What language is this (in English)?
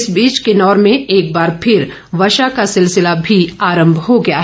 Hindi